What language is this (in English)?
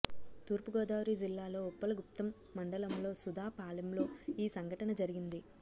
Telugu